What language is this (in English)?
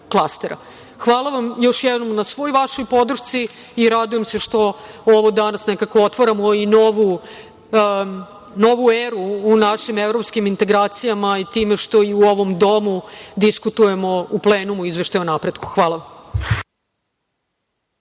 Serbian